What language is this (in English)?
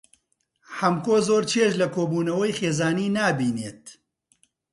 Central Kurdish